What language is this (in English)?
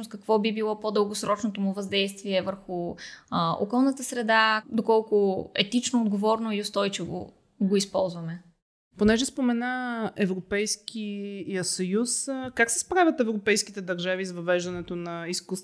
Bulgarian